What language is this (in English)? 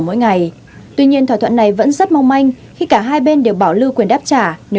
Vietnamese